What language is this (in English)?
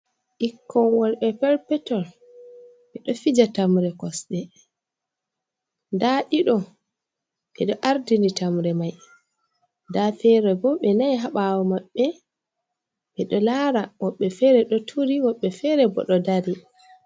Fula